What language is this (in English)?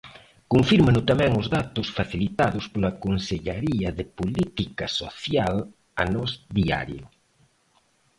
Galician